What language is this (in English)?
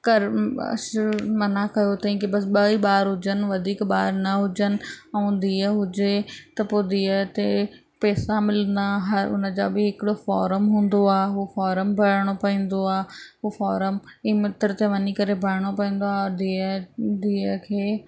Sindhi